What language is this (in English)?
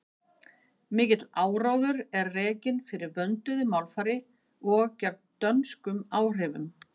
Icelandic